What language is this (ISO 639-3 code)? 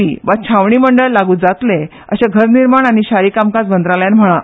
kok